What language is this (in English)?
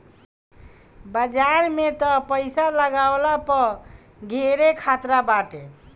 Bhojpuri